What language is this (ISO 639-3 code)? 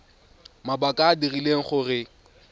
tsn